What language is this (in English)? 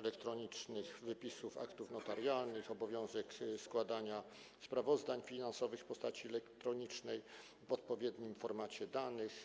Polish